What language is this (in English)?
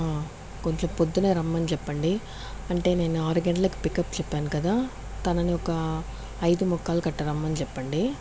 Telugu